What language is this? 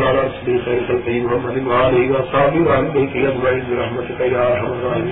Urdu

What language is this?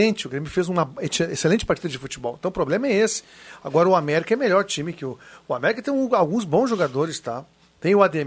Portuguese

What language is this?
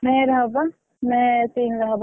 Odia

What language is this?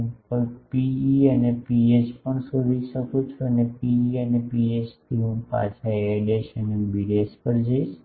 Gujarati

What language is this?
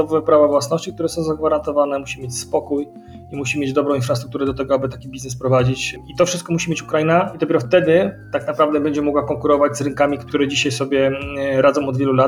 Polish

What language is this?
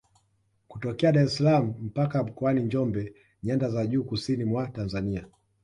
Swahili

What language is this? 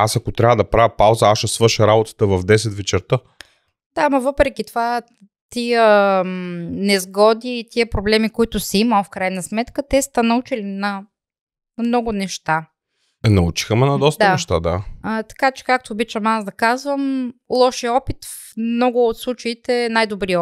Bulgarian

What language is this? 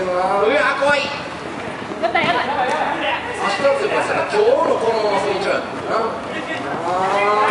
Japanese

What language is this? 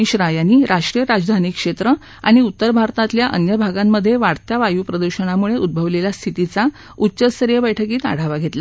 Marathi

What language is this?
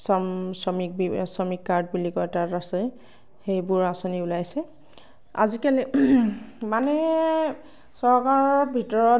Assamese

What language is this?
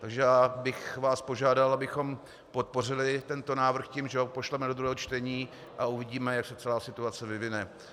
Czech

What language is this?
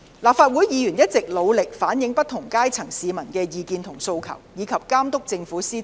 Cantonese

